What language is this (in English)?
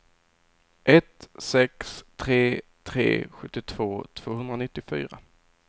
Swedish